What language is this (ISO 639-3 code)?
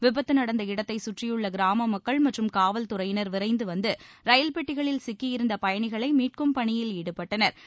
tam